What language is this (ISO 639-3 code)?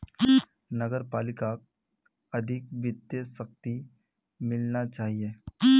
mag